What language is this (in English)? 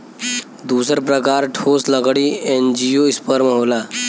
Bhojpuri